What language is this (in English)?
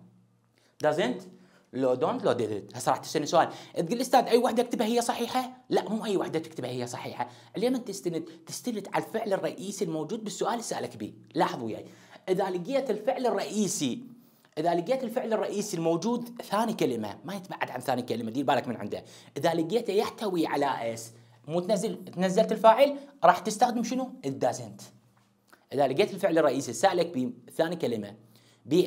Arabic